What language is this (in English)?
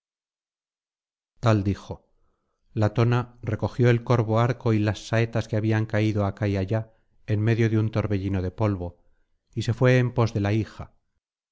Spanish